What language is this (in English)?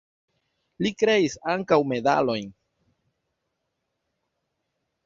Esperanto